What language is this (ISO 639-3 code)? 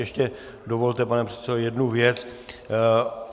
ces